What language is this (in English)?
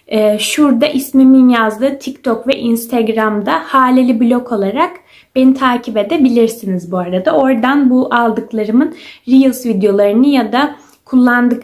Turkish